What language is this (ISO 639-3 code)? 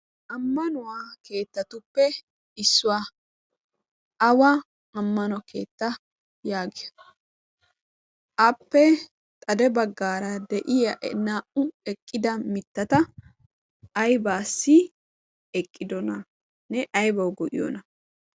wal